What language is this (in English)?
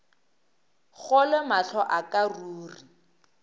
Northern Sotho